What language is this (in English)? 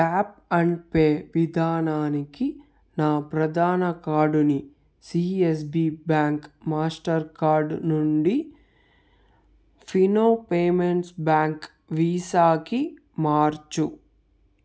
Telugu